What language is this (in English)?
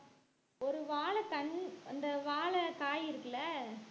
Tamil